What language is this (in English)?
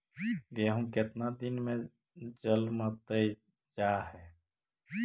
Magahi